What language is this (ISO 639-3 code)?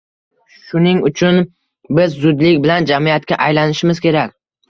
uzb